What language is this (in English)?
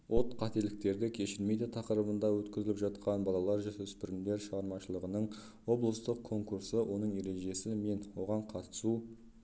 Kazakh